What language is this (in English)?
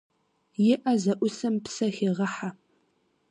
Kabardian